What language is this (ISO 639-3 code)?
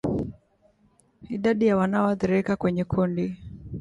swa